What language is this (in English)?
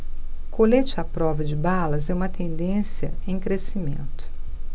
Portuguese